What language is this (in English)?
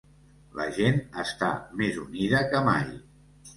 Catalan